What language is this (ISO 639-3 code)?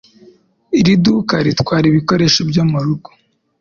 kin